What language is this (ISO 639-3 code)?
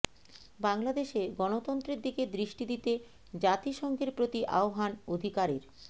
ben